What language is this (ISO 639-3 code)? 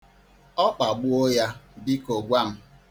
ibo